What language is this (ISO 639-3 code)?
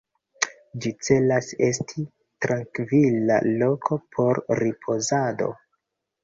epo